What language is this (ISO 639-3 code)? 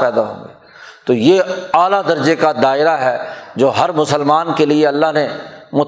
urd